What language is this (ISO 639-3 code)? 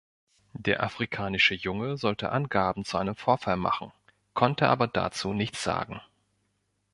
deu